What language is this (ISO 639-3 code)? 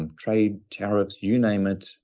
eng